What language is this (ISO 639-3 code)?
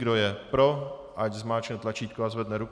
ces